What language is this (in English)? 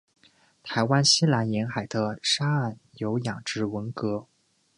Chinese